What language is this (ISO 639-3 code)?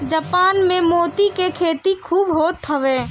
bho